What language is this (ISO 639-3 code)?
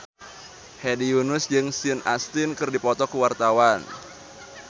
sun